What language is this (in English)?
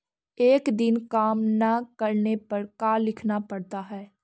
Magahi